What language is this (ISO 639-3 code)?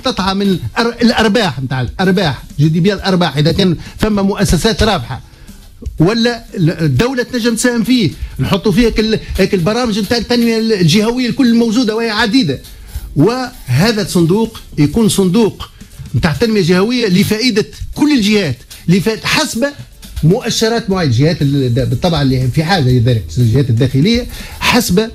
ara